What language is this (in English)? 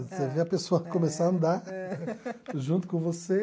Portuguese